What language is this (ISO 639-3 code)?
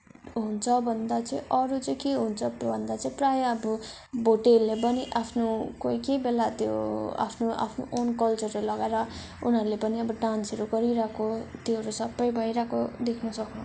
nep